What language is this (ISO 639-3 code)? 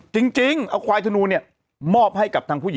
tha